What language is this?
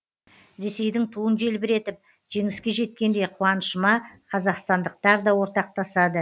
Kazakh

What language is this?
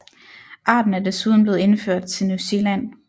Danish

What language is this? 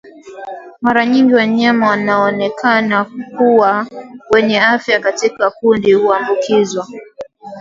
Swahili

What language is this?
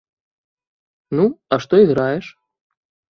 Belarusian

